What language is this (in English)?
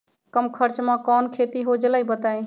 Magahi